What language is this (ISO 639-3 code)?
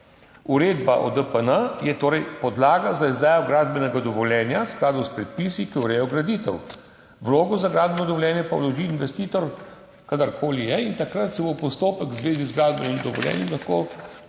slv